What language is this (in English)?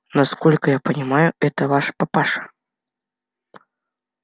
Russian